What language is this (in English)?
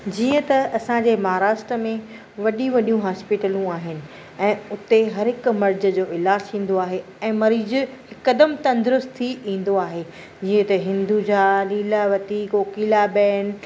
Sindhi